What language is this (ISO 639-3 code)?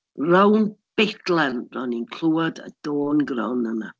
cym